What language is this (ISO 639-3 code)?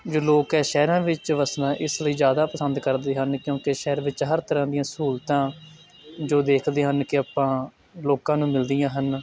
pan